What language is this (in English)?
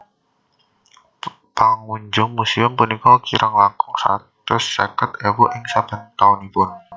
Javanese